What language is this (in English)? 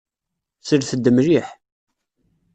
Kabyle